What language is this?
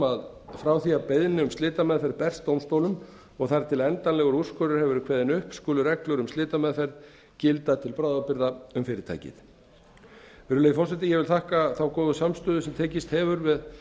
Icelandic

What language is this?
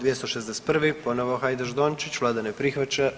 Croatian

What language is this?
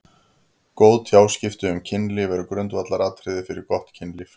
Icelandic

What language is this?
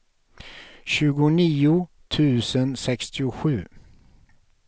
Swedish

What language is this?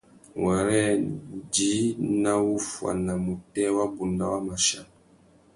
Tuki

